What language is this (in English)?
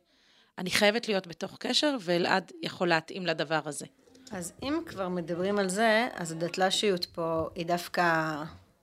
Hebrew